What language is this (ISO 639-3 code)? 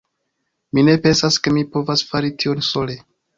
epo